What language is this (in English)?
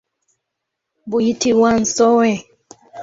Ganda